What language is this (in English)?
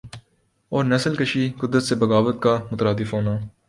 Urdu